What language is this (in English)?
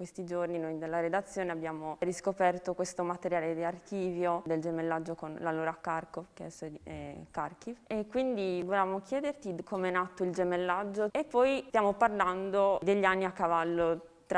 Italian